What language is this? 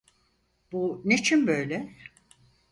Turkish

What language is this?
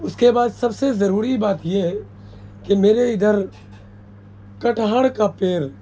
Urdu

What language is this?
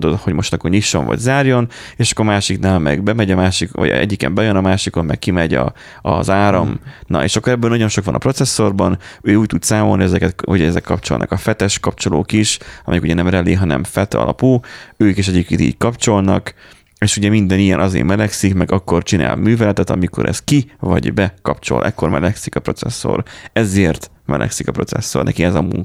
Hungarian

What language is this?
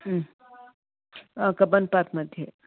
Sanskrit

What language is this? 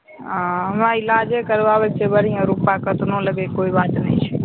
Maithili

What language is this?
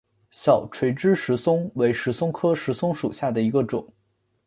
Chinese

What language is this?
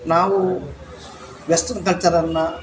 Kannada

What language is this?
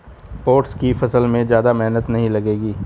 Hindi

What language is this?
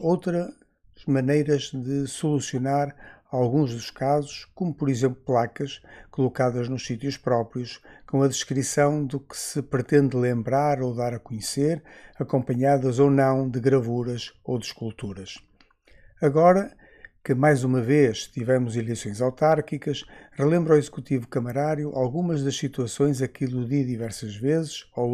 Portuguese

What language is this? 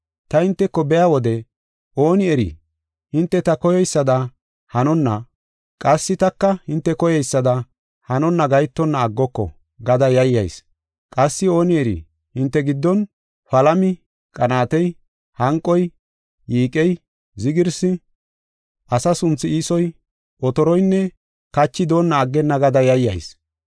Gofa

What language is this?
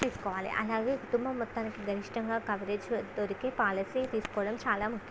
Telugu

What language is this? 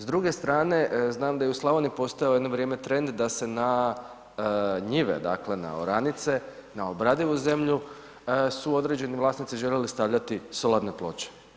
Croatian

